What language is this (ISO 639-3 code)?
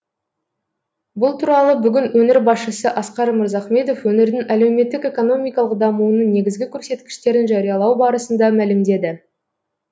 kaz